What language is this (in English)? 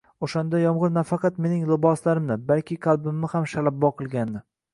Uzbek